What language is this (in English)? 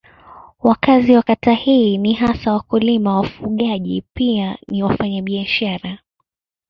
Swahili